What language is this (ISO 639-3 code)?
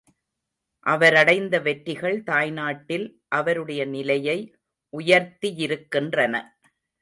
tam